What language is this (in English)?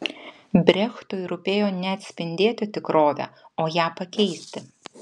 Lithuanian